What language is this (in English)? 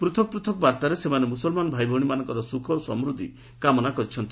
Odia